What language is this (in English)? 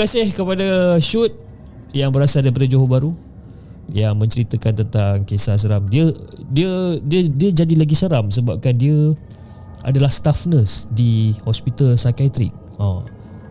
Malay